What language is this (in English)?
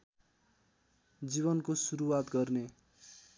Nepali